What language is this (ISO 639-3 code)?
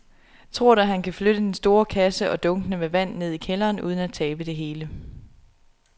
dan